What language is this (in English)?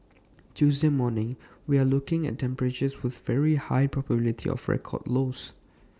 English